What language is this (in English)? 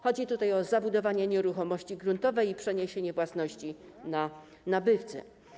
Polish